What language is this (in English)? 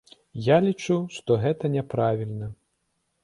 Belarusian